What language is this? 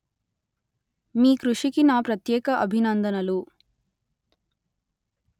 Telugu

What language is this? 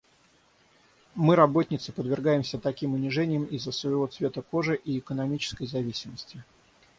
Russian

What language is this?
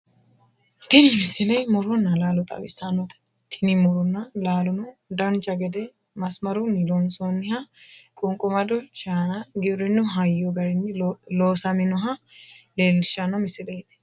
Sidamo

